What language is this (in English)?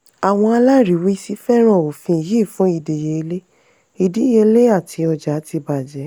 Yoruba